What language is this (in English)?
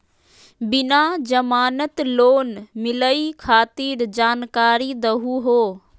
Magahi